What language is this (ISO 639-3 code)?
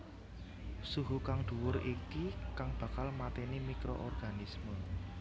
jav